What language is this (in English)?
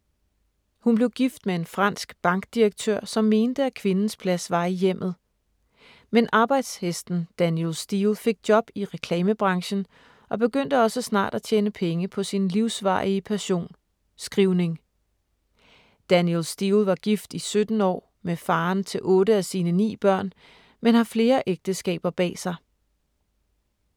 Danish